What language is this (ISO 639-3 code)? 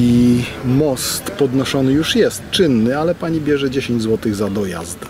pol